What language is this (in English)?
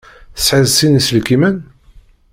Kabyle